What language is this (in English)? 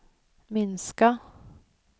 Swedish